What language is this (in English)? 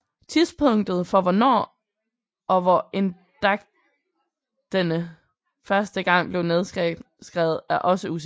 Danish